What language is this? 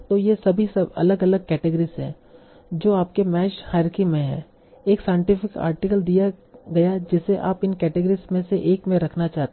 Hindi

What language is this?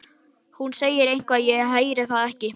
Icelandic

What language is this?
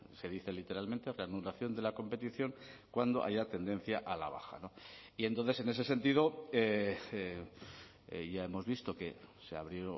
Spanish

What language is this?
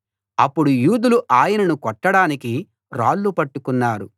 Telugu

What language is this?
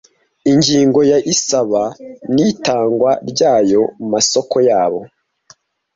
Kinyarwanda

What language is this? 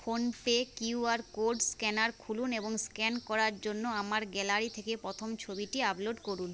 Bangla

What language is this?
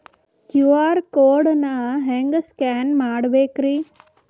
Kannada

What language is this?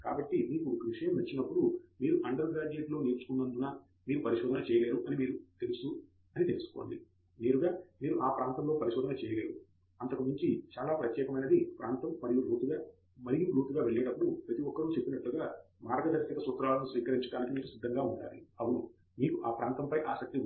Telugu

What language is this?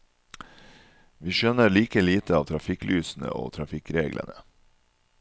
Norwegian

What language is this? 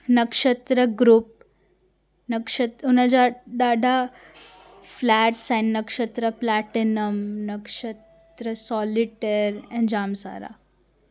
Sindhi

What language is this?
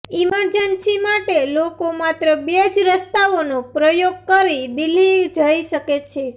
Gujarati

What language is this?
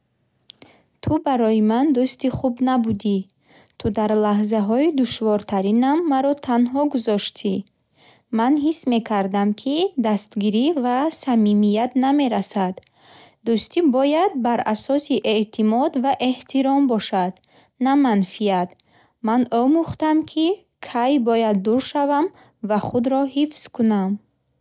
Bukharic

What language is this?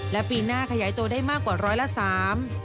Thai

